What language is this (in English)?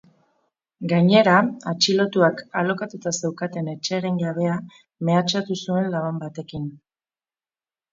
Basque